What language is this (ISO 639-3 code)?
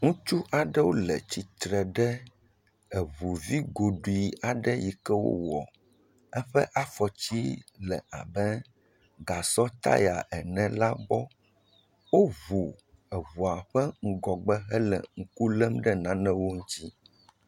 ewe